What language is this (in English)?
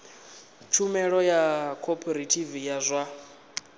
Venda